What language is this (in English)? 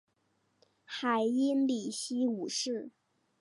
Chinese